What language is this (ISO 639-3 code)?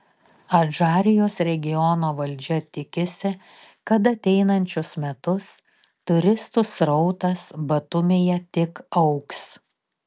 lit